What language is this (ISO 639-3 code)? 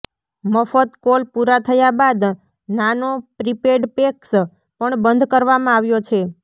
guj